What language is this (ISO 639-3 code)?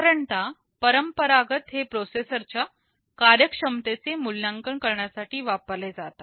mar